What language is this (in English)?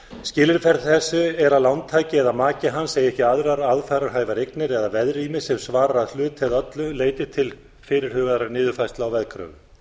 Icelandic